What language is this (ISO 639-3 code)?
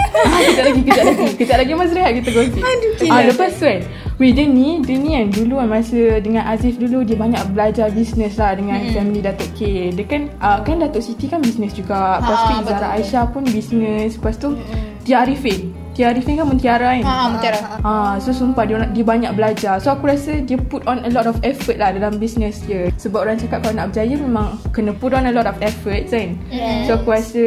msa